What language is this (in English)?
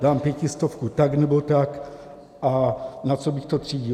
Czech